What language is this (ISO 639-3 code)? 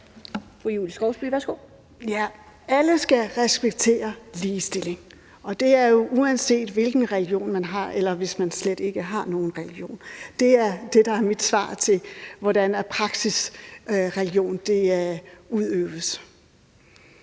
dan